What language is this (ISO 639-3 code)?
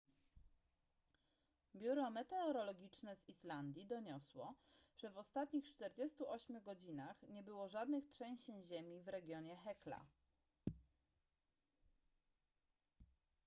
pol